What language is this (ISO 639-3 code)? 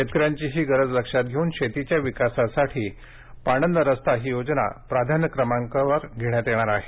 mar